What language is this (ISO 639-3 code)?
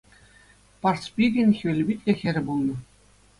chv